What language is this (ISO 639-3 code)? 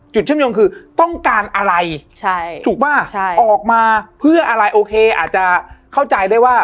tha